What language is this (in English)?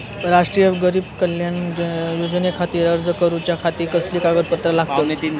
Marathi